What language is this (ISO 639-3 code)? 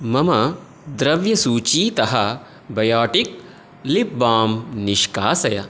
san